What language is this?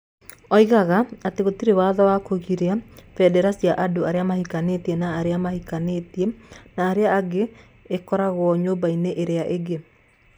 Kikuyu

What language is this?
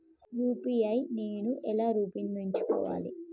Telugu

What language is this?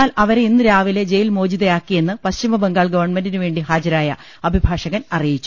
Malayalam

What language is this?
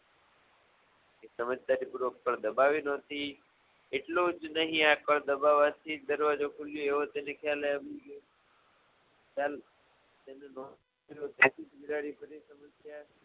Gujarati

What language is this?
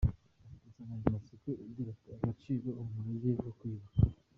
Kinyarwanda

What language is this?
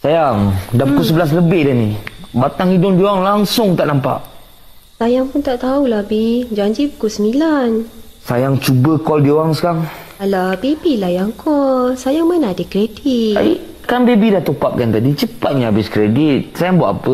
Malay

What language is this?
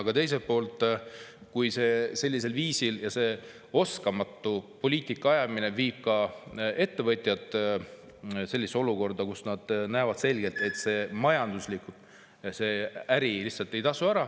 Estonian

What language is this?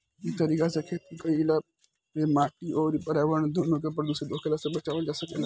Bhojpuri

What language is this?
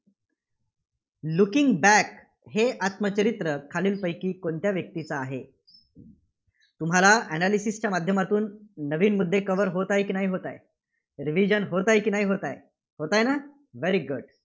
Marathi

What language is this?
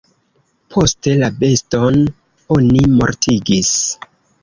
Esperanto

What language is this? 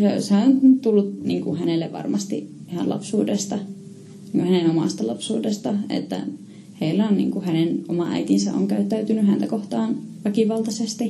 Finnish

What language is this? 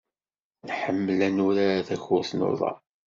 Kabyle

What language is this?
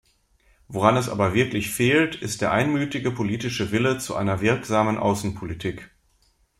German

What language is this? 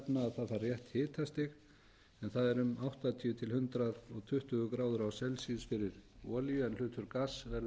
Icelandic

